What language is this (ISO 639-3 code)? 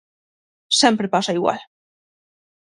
glg